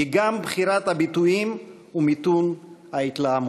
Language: Hebrew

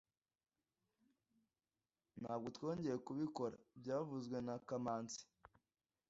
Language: Kinyarwanda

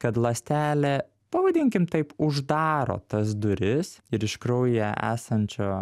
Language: Lithuanian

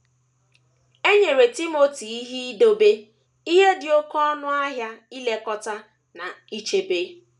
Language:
Igbo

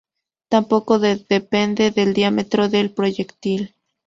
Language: Spanish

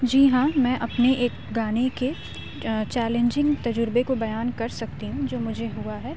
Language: Urdu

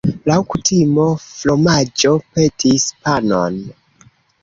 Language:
Esperanto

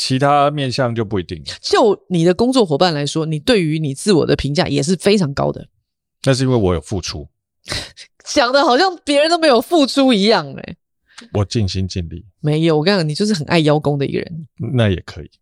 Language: Chinese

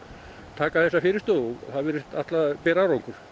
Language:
Icelandic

